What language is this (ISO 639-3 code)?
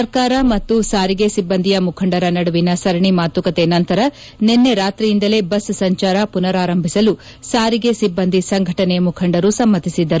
kan